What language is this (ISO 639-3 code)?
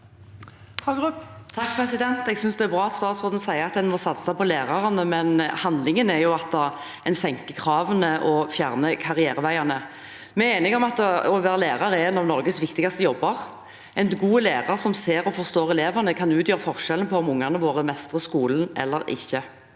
nor